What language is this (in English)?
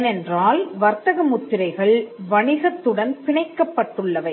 Tamil